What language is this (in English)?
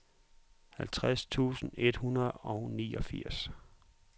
Danish